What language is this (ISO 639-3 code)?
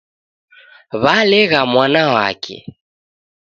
dav